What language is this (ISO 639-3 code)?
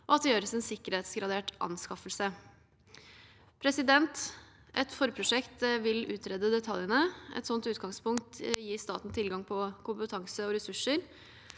nor